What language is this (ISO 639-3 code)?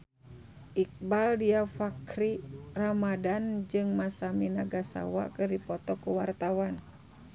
sun